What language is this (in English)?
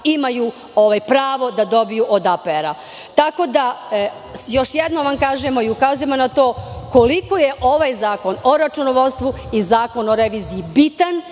Serbian